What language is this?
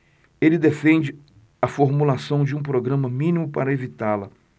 Portuguese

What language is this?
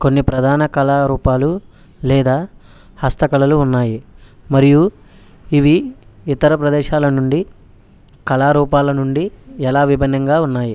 Telugu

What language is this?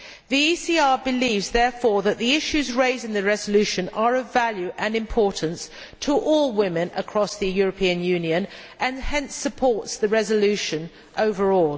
English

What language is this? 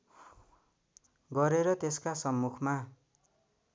Nepali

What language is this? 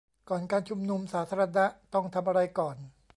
Thai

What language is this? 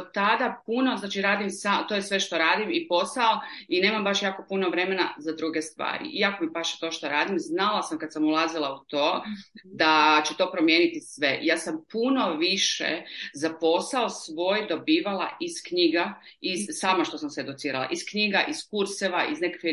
Croatian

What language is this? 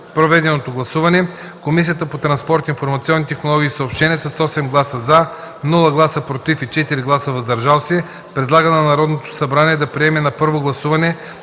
Bulgarian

